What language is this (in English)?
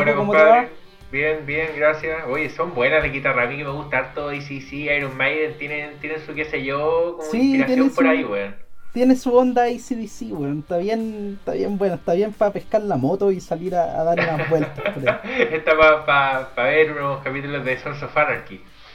Spanish